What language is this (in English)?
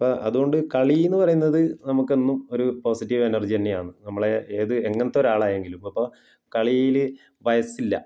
Malayalam